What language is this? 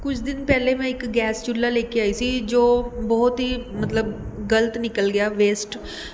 Punjabi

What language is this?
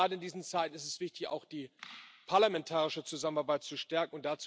German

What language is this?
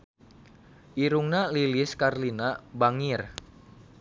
Sundanese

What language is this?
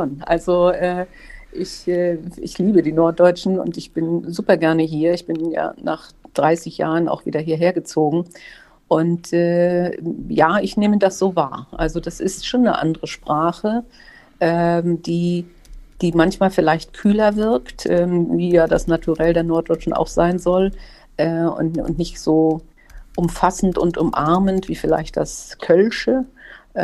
German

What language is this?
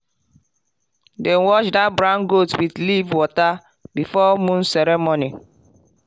Nigerian Pidgin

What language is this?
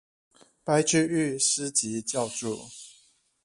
Chinese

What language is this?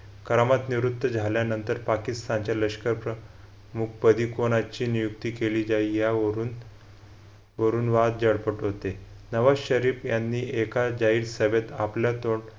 Marathi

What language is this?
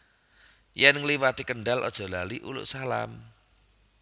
Javanese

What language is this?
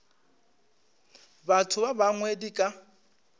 Northern Sotho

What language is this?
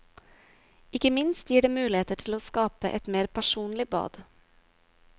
Norwegian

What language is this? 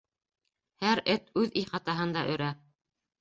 Bashkir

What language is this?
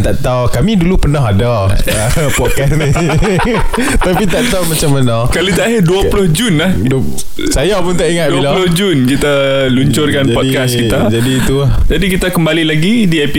Malay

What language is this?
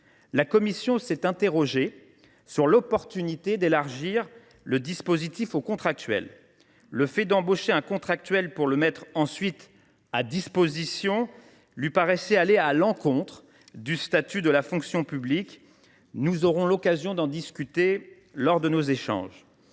French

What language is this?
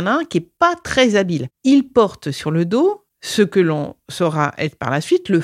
French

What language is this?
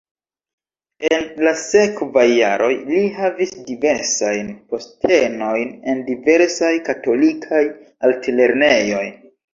Esperanto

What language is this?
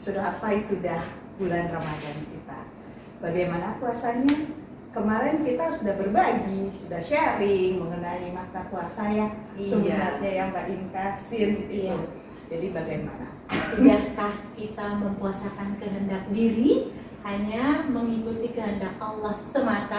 Indonesian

